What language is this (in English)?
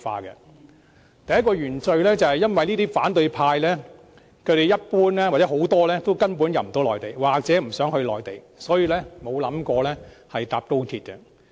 Cantonese